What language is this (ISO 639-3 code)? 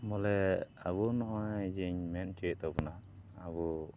sat